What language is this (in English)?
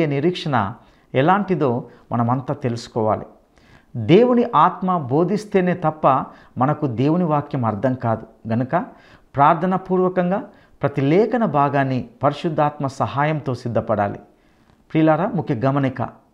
Telugu